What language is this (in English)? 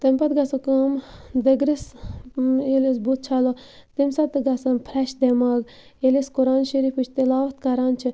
Kashmiri